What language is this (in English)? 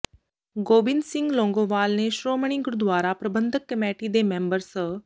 Punjabi